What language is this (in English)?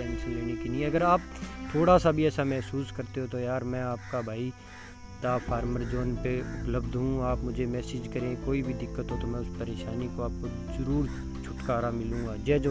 Hindi